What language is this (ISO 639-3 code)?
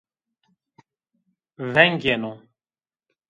zza